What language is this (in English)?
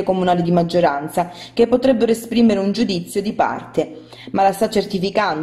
Italian